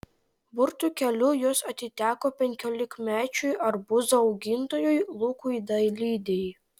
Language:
Lithuanian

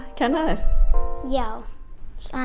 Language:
Icelandic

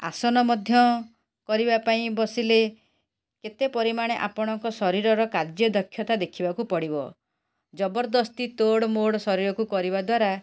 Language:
Odia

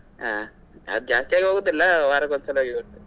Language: Kannada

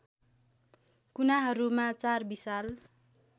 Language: Nepali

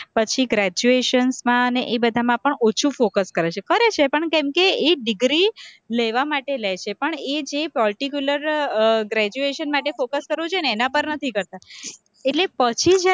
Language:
Gujarati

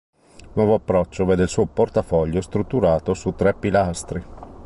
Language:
Italian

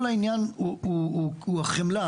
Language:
Hebrew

